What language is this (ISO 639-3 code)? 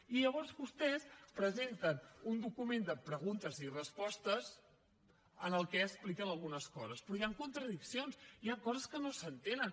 cat